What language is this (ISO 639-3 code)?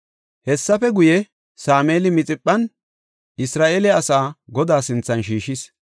gof